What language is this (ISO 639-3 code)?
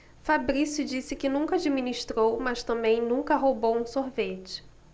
por